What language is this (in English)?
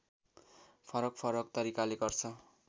Nepali